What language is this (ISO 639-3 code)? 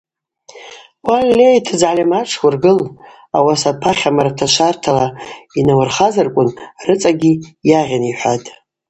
abq